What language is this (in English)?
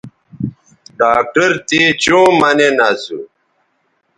Bateri